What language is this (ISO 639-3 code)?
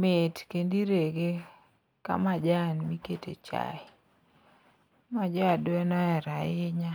luo